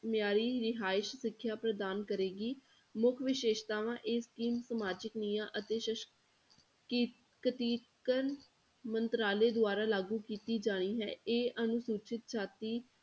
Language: Punjabi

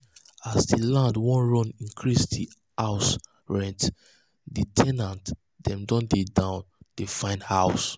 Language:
Nigerian Pidgin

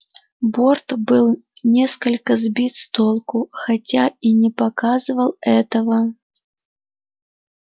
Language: Russian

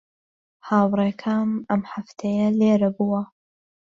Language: Central Kurdish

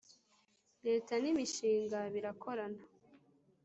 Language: Kinyarwanda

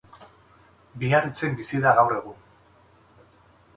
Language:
Basque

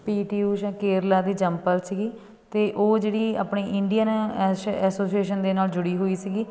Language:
Punjabi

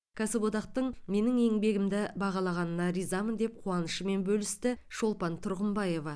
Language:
Kazakh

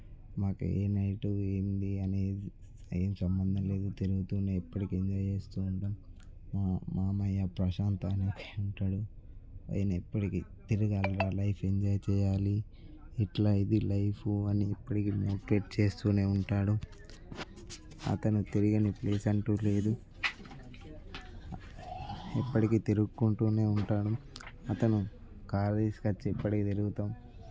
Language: Telugu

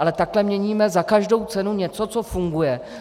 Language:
Czech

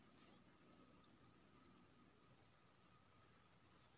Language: Maithili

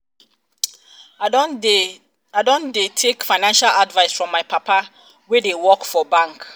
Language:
Nigerian Pidgin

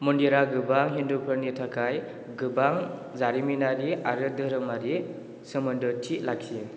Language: Bodo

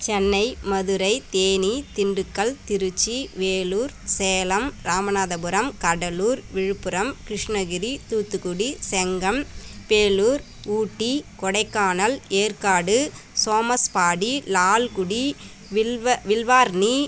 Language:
Tamil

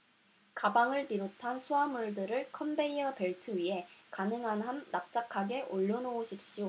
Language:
Korean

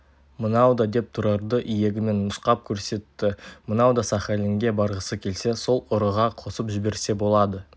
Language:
Kazakh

